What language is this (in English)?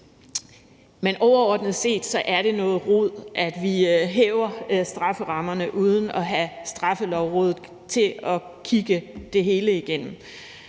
Danish